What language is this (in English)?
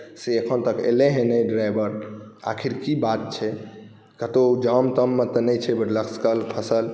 Maithili